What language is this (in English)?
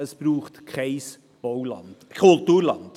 Swiss German